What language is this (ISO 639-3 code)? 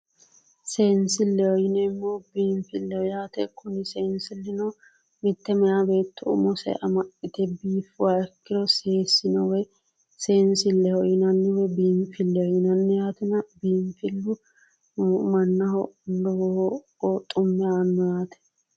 sid